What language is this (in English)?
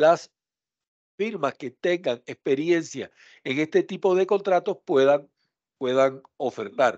Spanish